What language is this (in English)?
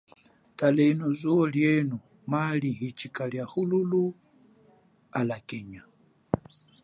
Chokwe